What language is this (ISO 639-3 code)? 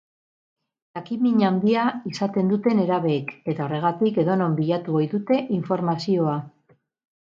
eus